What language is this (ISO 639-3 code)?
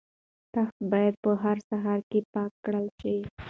pus